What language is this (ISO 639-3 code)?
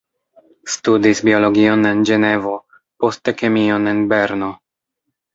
epo